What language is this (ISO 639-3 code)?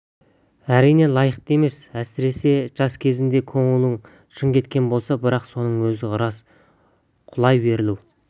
kaz